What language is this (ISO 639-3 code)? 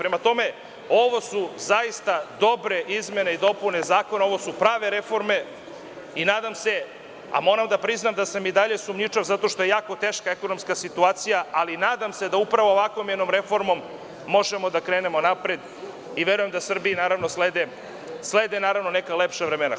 srp